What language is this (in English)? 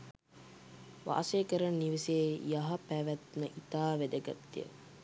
Sinhala